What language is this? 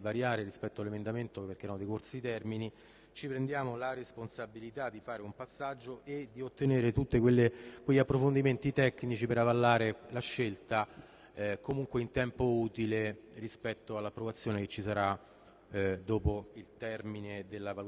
Italian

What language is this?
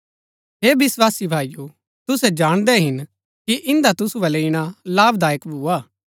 Gaddi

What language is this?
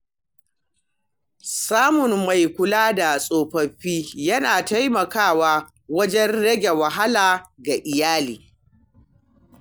Hausa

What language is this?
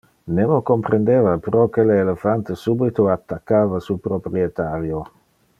Interlingua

